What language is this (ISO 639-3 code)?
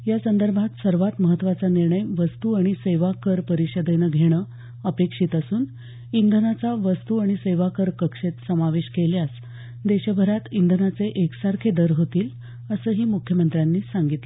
mar